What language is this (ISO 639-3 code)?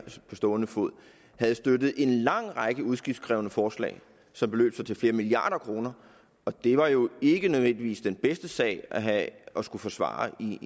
dan